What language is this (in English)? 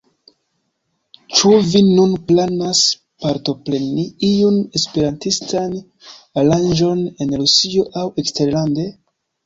Esperanto